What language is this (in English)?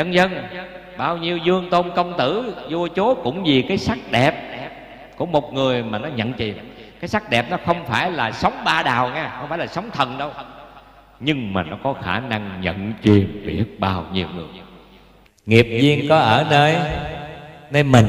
Vietnamese